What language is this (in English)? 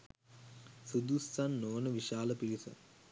Sinhala